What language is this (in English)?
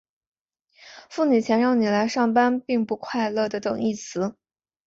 Chinese